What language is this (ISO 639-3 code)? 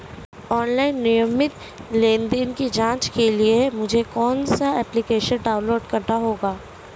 hin